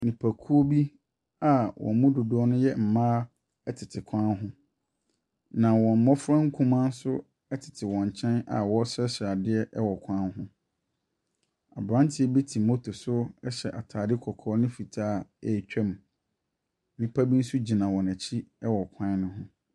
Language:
Akan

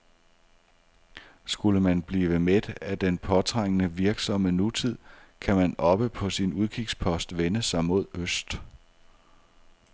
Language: Danish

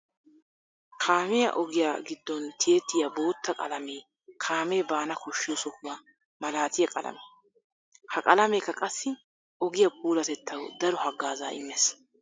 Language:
Wolaytta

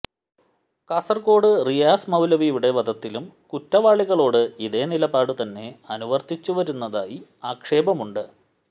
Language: Malayalam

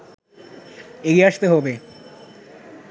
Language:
Bangla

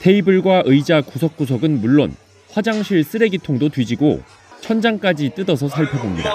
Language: Korean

